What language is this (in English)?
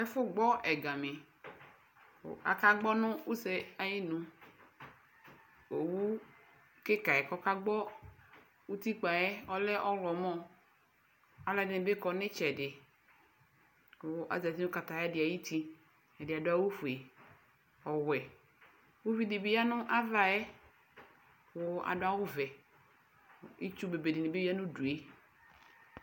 Ikposo